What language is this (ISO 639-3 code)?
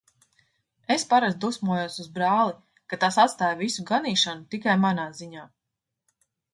lav